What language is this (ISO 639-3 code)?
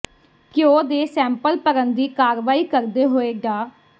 pan